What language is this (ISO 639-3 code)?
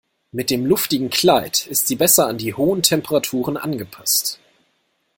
deu